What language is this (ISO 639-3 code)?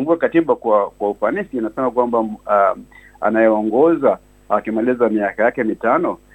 swa